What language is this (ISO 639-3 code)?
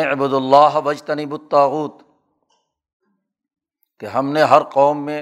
urd